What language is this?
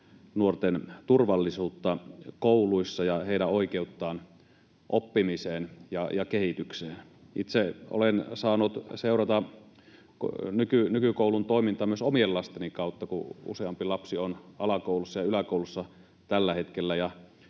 Finnish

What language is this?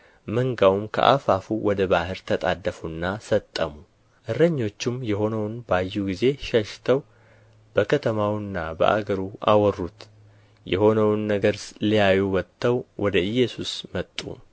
Amharic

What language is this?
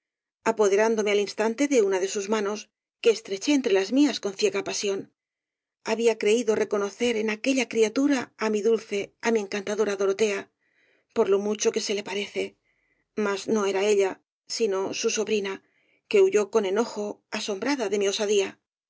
Spanish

